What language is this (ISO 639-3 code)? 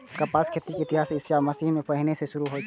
mai